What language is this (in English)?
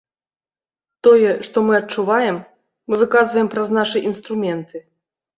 Belarusian